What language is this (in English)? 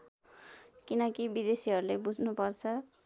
Nepali